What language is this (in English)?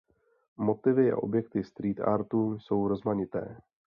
Czech